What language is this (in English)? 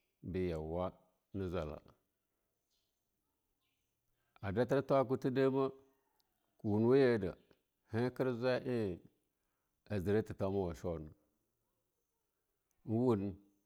Longuda